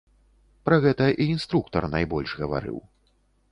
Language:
Belarusian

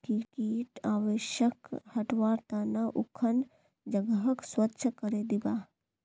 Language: Magahi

